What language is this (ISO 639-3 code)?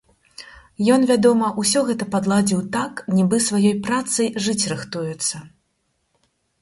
bel